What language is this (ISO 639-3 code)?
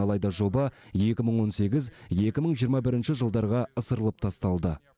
kaz